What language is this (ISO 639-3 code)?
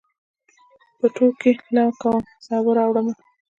pus